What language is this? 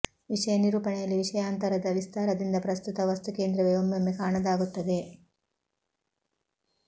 Kannada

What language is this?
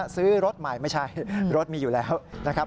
Thai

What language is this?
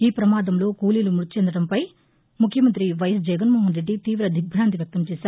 Telugu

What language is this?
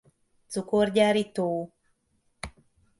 Hungarian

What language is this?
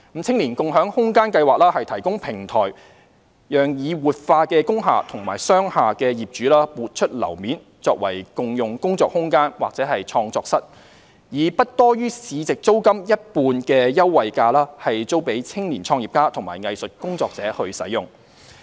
Cantonese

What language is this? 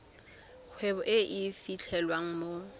Tswana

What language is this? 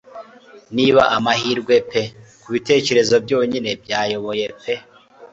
Kinyarwanda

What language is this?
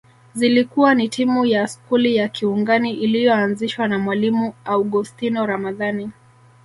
Swahili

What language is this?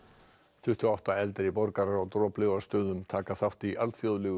Icelandic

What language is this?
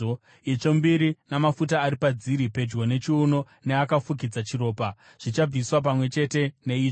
Shona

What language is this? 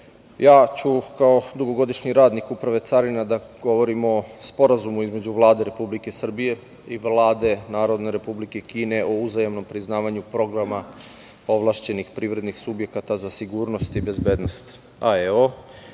Serbian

